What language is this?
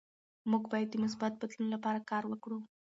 Pashto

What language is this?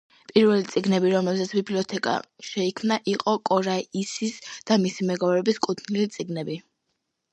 Georgian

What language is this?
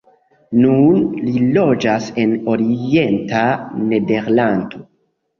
Esperanto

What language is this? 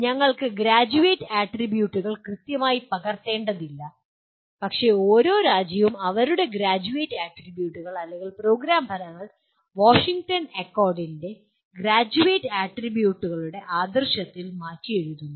Malayalam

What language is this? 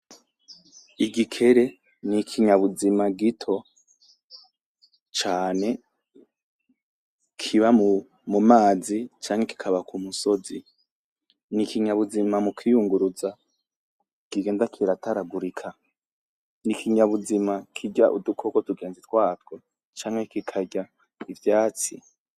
Rundi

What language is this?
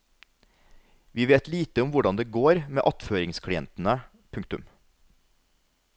Norwegian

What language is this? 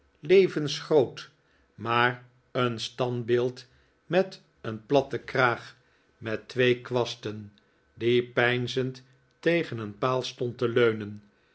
Dutch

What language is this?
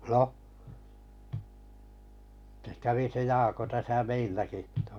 Finnish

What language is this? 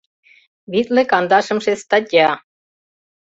Mari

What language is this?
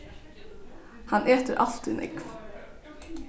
Faroese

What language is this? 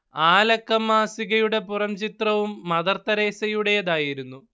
Malayalam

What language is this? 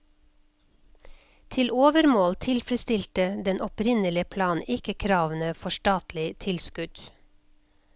Norwegian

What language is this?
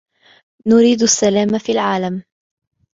Arabic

